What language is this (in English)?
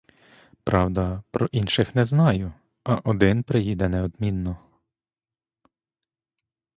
Ukrainian